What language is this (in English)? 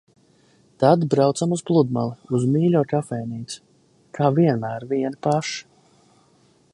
Latvian